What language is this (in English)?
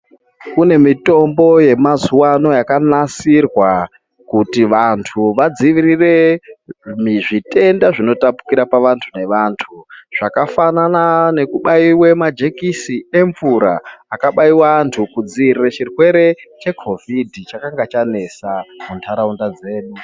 Ndau